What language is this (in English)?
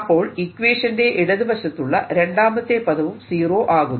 Malayalam